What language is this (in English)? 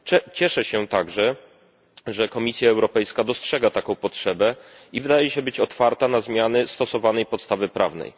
Polish